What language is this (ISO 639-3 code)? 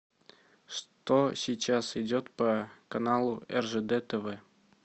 rus